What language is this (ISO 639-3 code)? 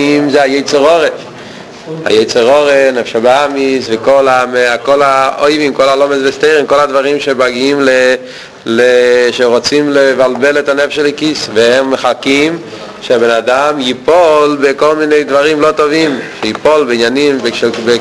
heb